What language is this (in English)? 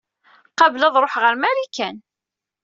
Kabyle